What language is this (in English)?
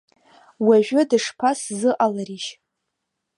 Abkhazian